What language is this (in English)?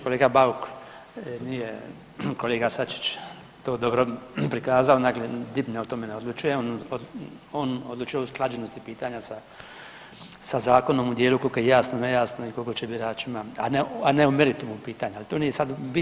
Croatian